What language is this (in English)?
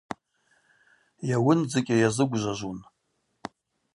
Abaza